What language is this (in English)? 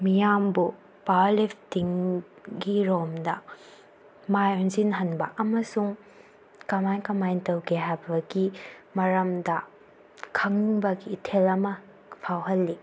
Manipuri